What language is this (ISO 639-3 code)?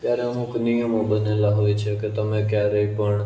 guj